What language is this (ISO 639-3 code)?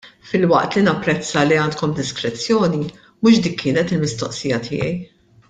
mlt